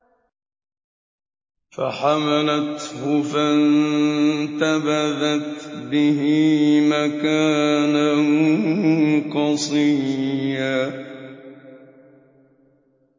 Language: Arabic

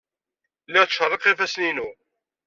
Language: Kabyle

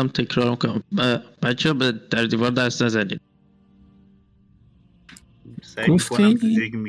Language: Persian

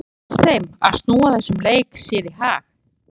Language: Icelandic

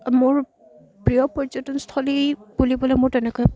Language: Assamese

